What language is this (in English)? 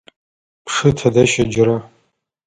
Adyghe